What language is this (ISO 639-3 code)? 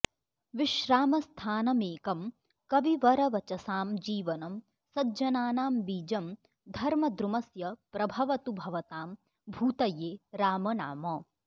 san